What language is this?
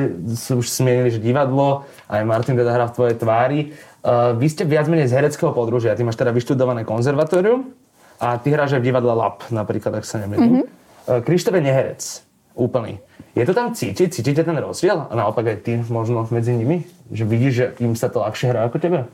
Slovak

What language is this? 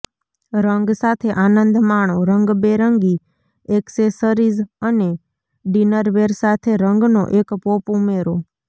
Gujarati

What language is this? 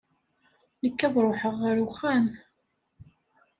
Kabyle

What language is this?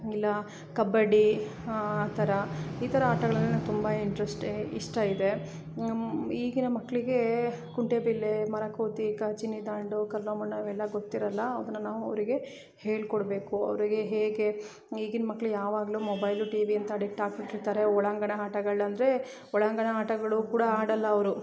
Kannada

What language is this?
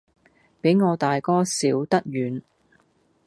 Cantonese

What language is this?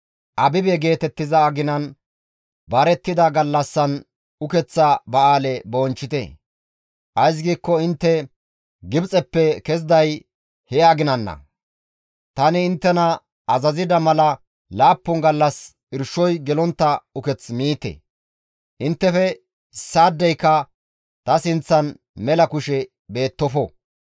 Gamo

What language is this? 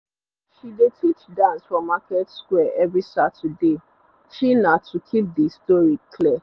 Nigerian Pidgin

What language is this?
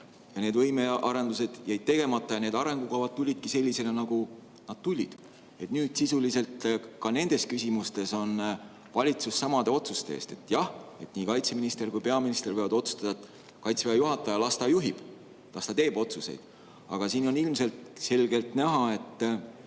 Estonian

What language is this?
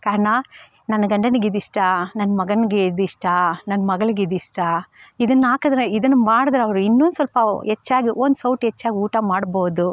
Kannada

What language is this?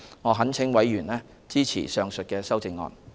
Cantonese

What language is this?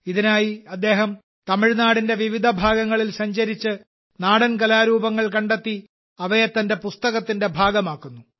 Malayalam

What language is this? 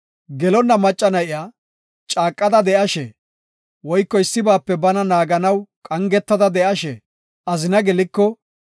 Gofa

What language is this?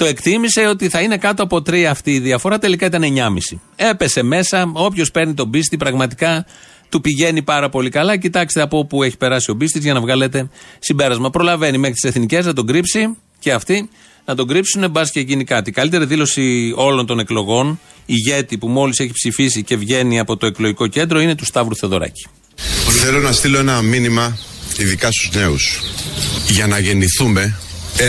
Greek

